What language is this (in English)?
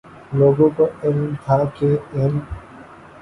Urdu